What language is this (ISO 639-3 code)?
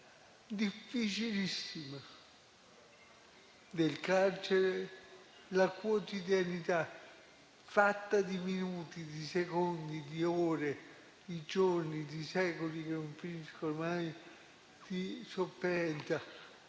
ita